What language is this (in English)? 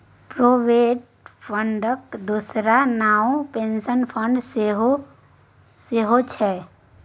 Maithili